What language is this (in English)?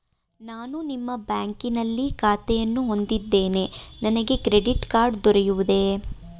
Kannada